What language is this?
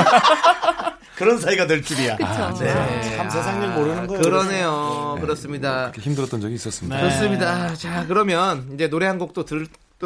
Korean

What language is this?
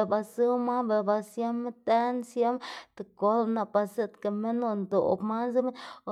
Xanaguía Zapotec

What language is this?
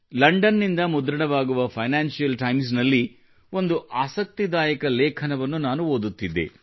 Kannada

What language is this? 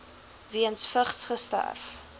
Afrikaans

